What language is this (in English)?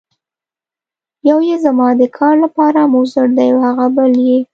Pashto